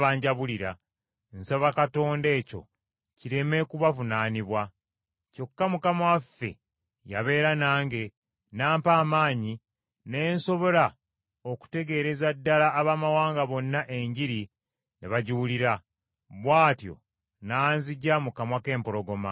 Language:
Ganda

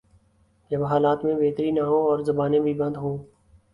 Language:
Urdu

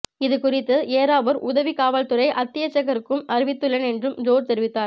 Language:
Tamil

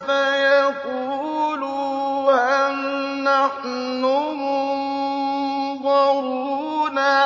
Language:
Arabic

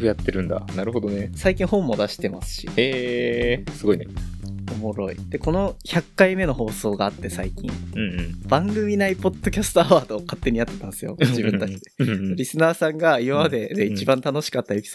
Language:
Japanese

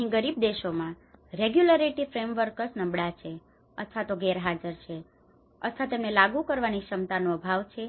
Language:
Gujarati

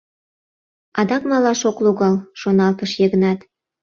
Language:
Mari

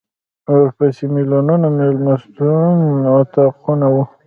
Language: Pashto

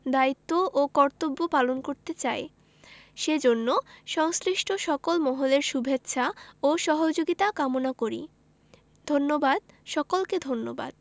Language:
Bangla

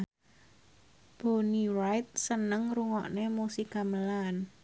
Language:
Javanese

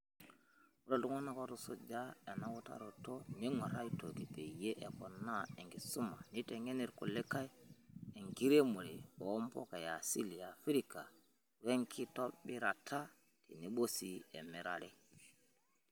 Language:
Masai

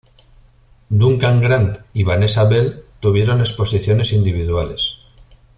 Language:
Spanish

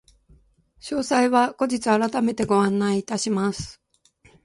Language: Japanese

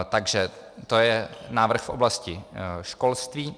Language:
Czech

